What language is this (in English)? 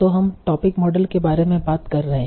Hindi